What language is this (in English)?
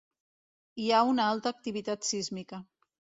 Catalan